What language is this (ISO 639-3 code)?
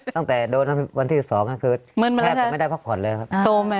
tha